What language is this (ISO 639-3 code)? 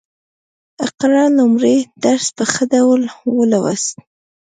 pus